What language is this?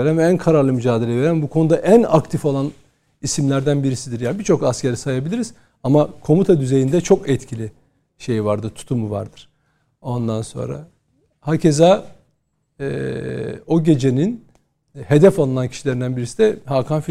Turkish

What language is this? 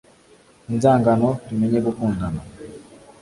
Kinyarwanda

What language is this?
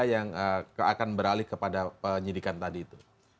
Indonesian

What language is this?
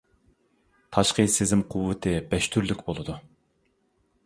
Uyghur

